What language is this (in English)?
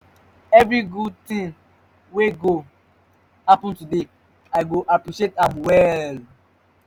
Nigerian Pidgin